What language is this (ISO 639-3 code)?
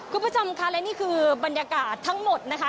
tha